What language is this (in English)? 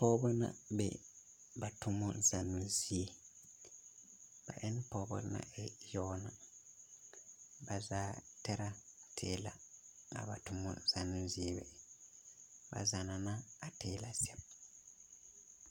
Southern Dagaare